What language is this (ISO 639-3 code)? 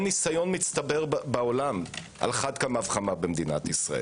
heb